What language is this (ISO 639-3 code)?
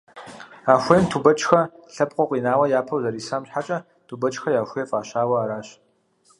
kbd